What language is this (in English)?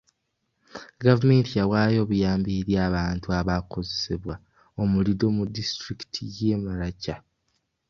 Ganda